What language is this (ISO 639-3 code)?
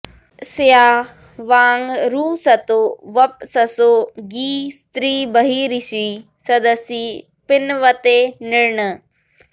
san